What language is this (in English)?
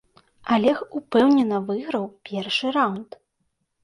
Belarusian